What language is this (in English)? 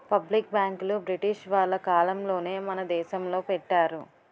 Telugu